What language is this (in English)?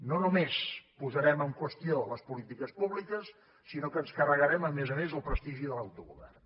Catalan